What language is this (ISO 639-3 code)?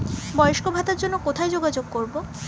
ben